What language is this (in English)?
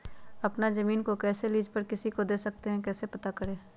Magahi